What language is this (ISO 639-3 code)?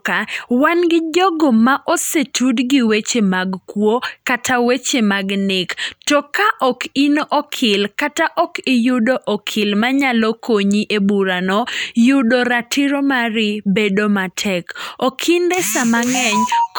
luo